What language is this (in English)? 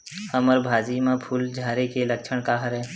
Chhattisgarhi